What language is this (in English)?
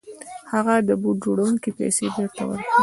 Pashto